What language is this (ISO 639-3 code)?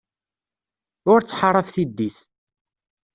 kab